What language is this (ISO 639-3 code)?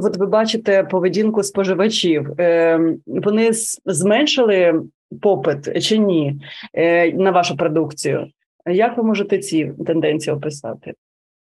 ukr